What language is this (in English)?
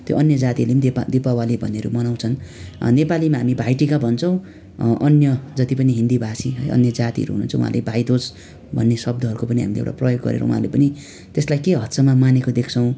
Nepali